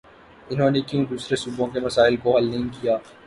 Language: Urdu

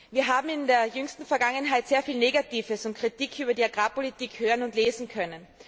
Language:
German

